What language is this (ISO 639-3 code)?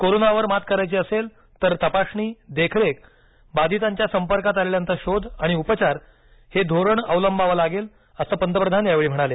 mar